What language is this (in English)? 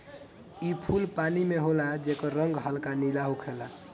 Bhojpuri